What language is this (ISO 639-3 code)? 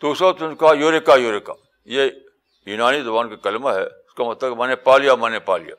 urd